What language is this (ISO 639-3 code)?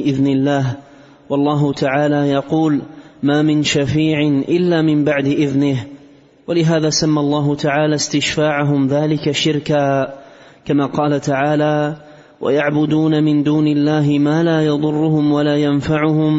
ara